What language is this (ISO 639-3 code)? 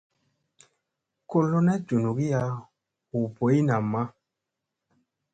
mse